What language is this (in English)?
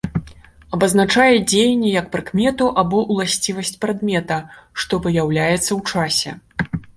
Belarusian